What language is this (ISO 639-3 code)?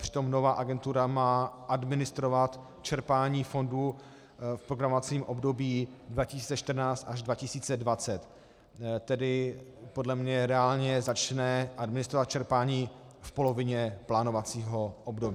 ces